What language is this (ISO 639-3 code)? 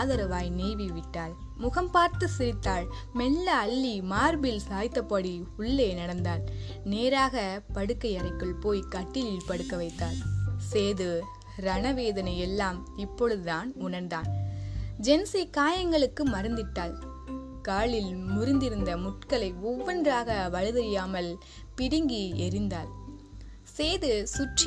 tam